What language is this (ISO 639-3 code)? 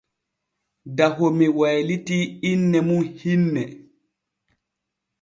fue